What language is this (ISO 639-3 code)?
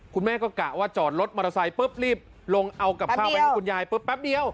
tha